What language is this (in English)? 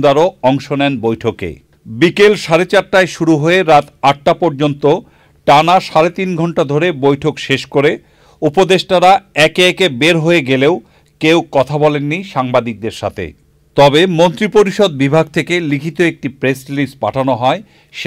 Bangla